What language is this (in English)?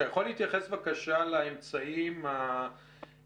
Hebrew